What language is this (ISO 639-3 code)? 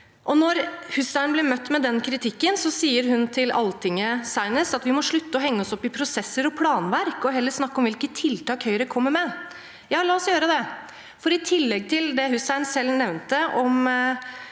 nor